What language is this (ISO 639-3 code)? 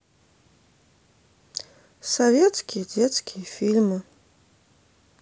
rus